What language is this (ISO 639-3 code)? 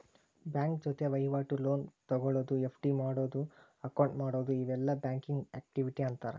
kan